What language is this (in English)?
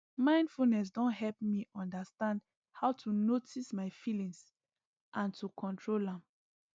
Nigerian Pidgin